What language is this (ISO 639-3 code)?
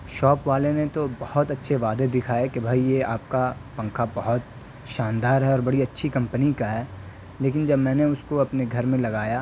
urd